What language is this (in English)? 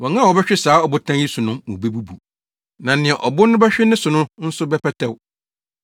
Akan